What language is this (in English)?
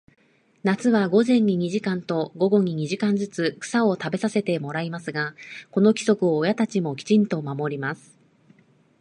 Japanese